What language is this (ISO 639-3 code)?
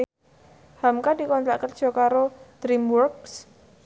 jav